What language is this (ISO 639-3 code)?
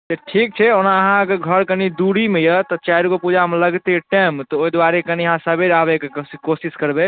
mai